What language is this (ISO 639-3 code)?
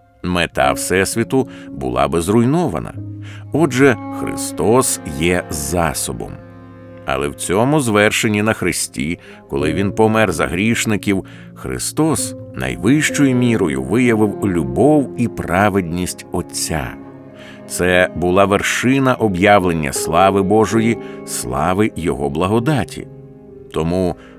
ukr